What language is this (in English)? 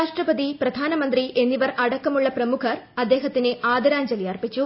Malayalam